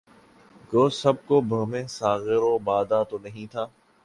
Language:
Urdu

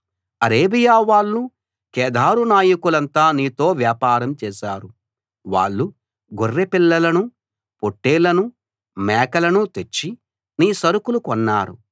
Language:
Telugu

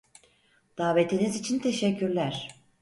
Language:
Turkish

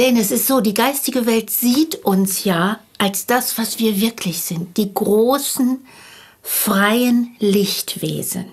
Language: German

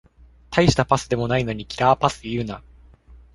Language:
Japanese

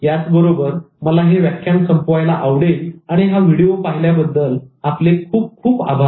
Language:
Marathi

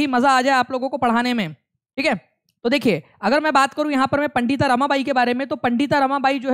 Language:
Hindi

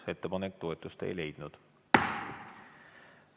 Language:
Estonian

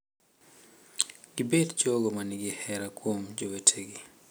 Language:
Luo (Kenya and Tanzania)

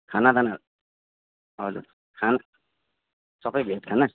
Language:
Nepali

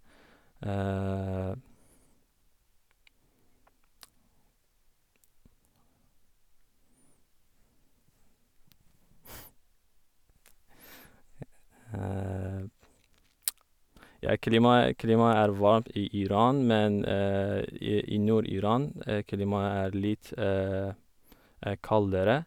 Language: Norwegian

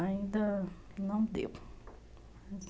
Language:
Portuguese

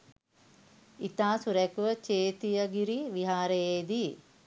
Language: Sinhala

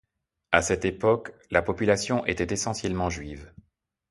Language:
French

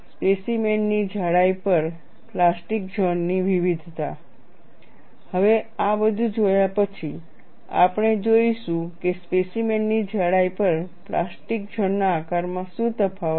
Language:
Gujarati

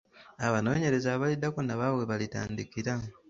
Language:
Ganda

